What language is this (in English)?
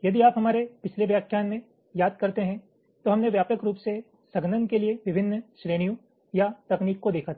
Hindi